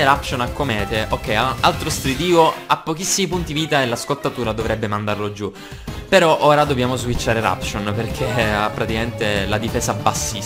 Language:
Italian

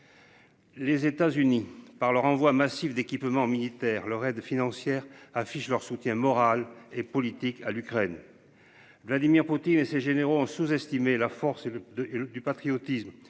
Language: French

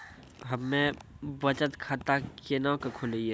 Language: Maithili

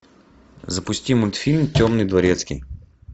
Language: Russian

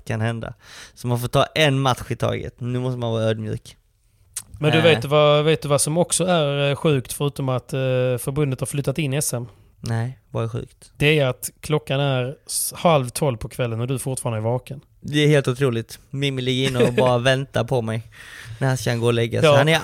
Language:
Swedish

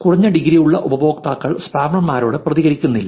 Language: Malayalam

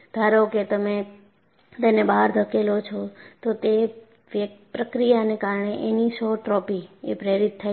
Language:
Gujarati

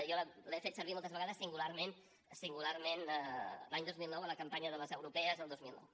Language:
Catalan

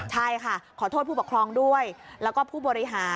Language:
Thai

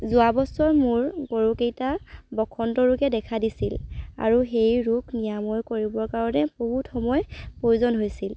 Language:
Assamese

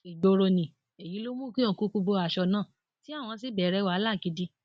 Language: Yoruba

